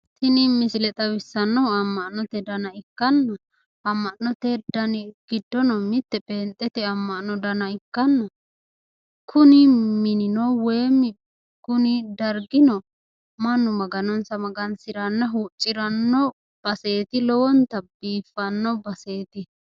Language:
Sidamo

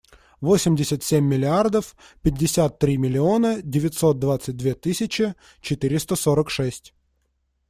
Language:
Russian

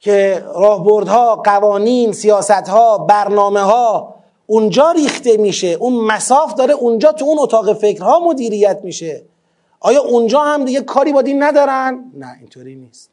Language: Persian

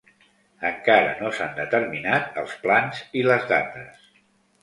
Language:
Catalan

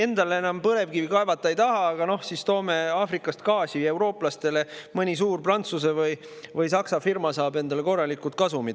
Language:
Estonian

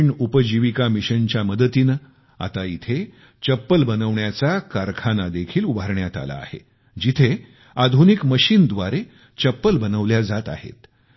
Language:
Marathi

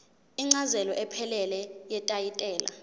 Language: Zulu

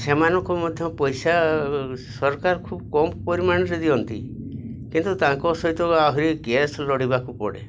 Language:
Odia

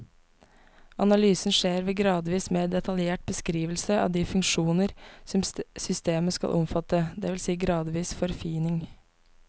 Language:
Norwegian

